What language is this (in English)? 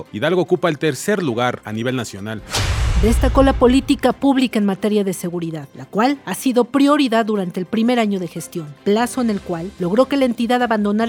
Spanish